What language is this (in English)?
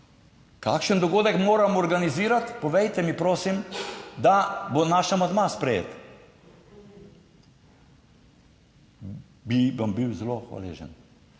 Slovenian